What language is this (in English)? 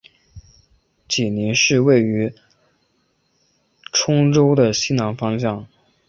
Chinese